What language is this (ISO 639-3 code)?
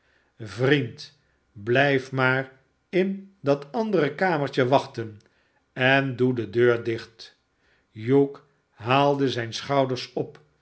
nld